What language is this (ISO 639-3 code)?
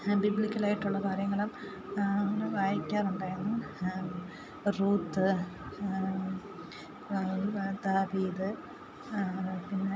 mal